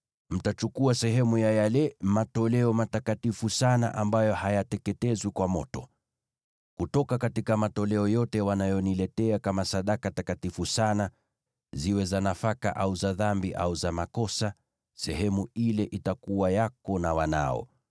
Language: Swahili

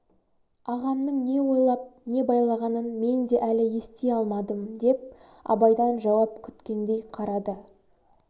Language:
Kazakh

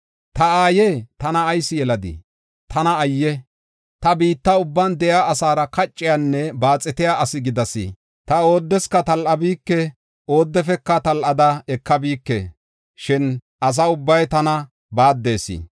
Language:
Gofa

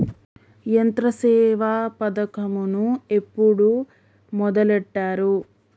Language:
Telugu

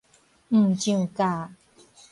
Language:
Min Nan Chinese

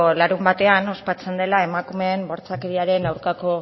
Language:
Basque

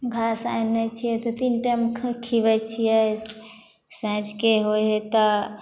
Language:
Maithili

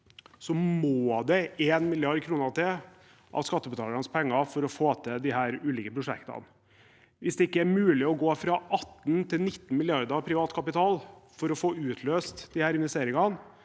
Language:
Norwegian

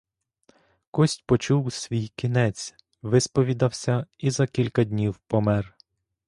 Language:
Ukrainian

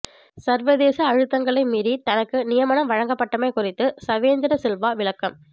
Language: Tamil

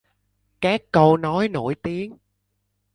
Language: Vietnamese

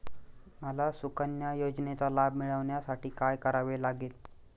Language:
Marathi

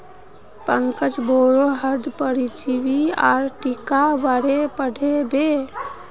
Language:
Magahi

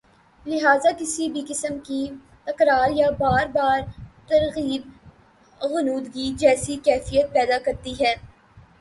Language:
Urdu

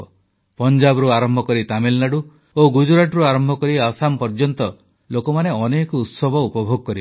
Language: Odia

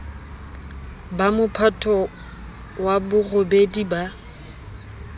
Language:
Southern Sotho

